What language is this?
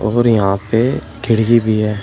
Hindi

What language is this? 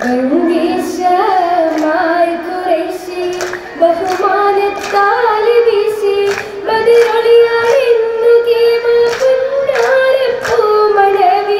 Arabic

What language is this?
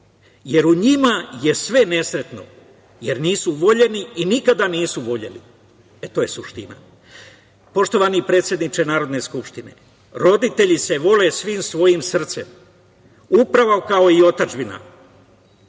Serbian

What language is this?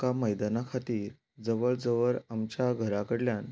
Konkani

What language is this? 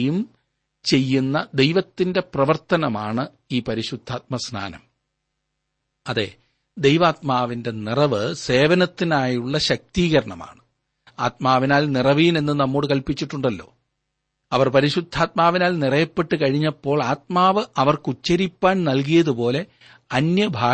Malayalam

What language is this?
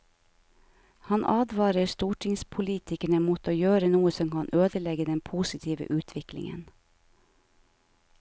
Norwegian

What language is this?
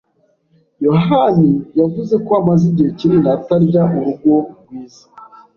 Kinyarwanda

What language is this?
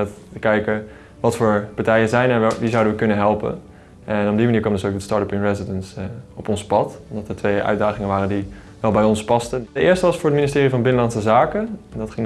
Dutch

